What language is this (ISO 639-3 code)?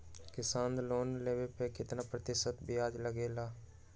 mag